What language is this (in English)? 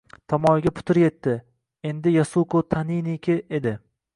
Uzbek